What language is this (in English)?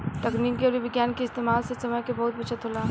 Bhojpuri